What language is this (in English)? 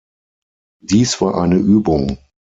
German